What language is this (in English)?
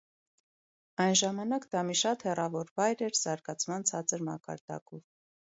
Armenian